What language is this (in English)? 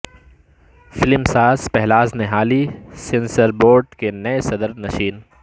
Urdu